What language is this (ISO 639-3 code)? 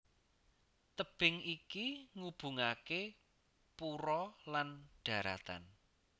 jav